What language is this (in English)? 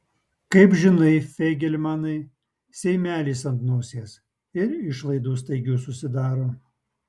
Lithuanian